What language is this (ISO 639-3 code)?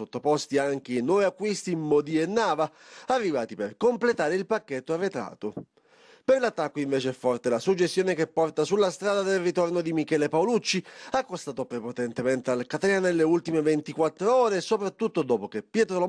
ita